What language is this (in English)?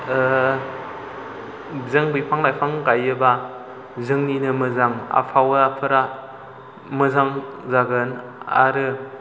Bodo